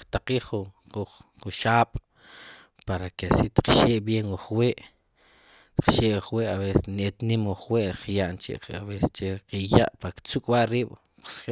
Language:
Sipacapense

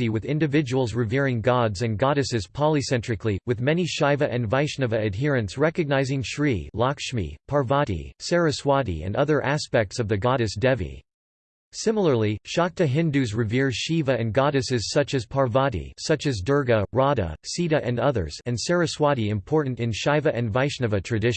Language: English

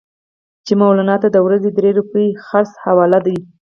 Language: Pashto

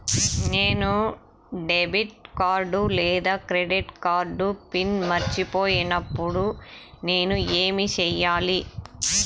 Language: Telugu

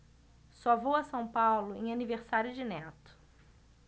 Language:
Portuguese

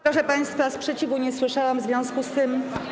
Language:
Polish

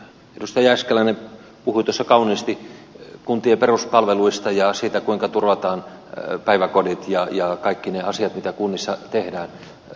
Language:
Finnish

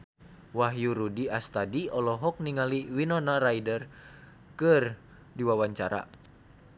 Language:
Sundanese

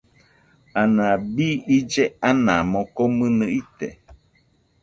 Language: Nüpode Huitoto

